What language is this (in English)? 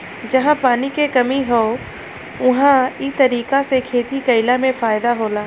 Bhojpuri